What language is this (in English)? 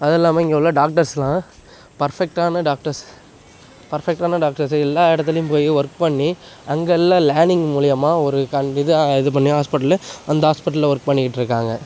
Tamil